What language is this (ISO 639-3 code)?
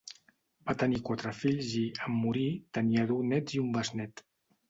cat